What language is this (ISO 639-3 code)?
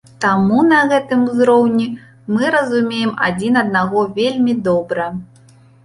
bel